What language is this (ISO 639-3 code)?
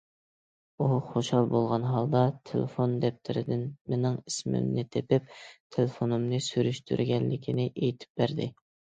uig